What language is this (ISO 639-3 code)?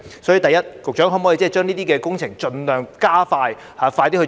yue